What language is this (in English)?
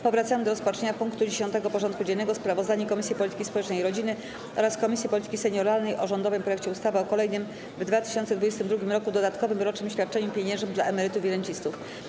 Polish